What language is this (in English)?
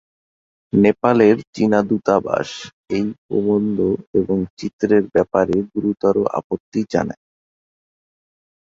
Bangla